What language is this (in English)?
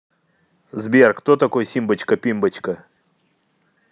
Russian